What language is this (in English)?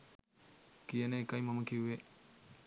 Sinhala